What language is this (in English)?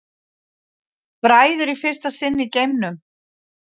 Icelandic